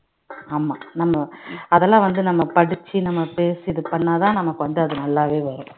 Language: Tamil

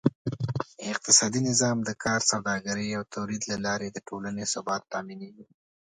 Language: Pashto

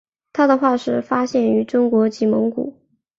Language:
Chinese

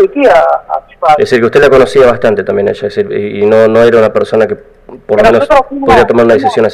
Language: Spanish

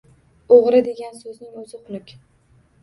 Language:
Uzbek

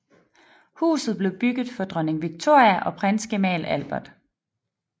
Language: Danish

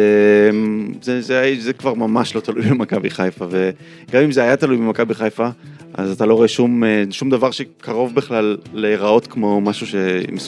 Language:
Hebrew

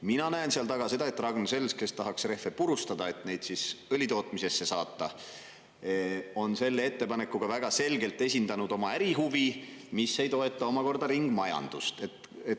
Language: Estonian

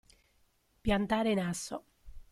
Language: Italian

